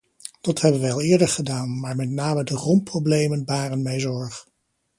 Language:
Dutch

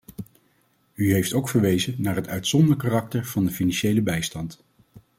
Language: Dutch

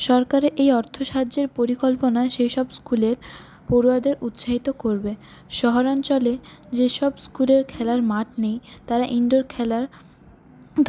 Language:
Bangla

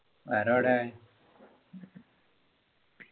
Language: Malayalam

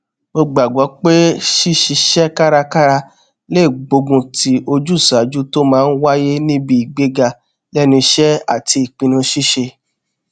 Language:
Yoruba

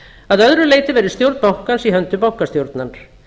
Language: Icelandic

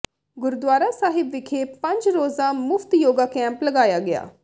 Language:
Punjabi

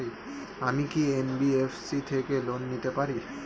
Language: Bangla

